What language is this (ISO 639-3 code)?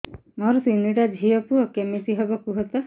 ori